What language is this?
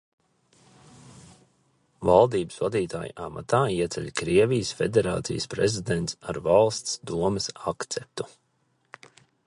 Latvian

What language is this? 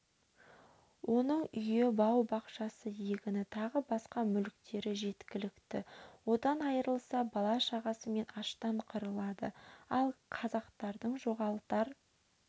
Kazakh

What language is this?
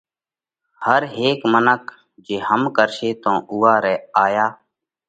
Parkari Koli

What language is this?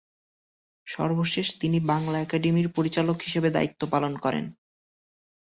Bangla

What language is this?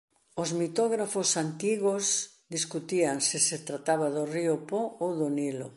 Galician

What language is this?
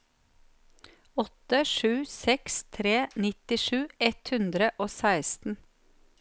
Norwegian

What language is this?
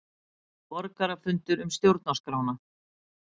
Icelandic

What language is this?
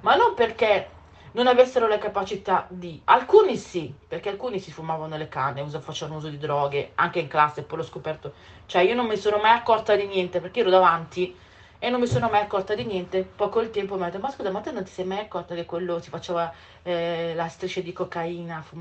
Italian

